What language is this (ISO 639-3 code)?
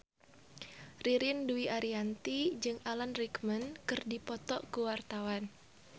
sun